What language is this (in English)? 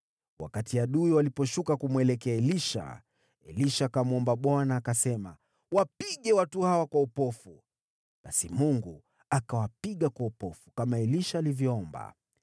Swahili